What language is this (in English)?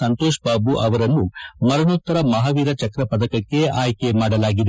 Kannada